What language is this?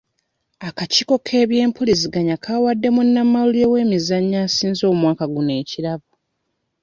Ganda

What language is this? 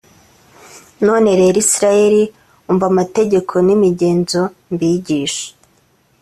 Kinyarwanda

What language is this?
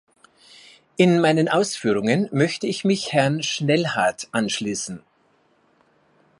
German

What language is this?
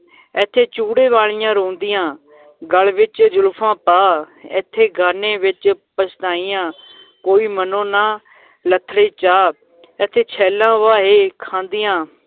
Punjabi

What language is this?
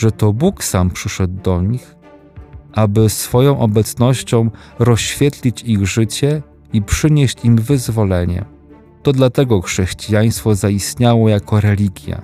Polish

